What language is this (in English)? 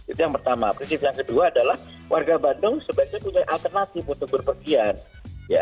Indonesian